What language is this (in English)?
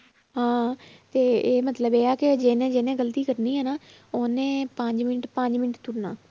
Punjabi